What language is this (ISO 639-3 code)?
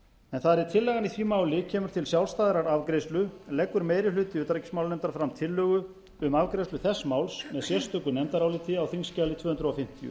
isl